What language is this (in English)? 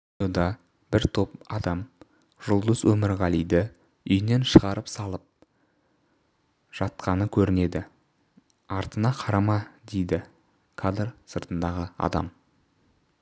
Kazakh